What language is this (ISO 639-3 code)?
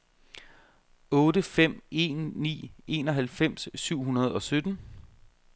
dan